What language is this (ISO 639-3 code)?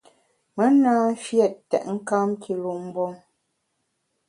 bax